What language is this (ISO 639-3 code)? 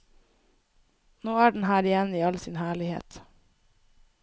nor